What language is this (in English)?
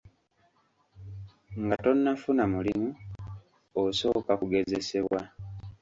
Ganda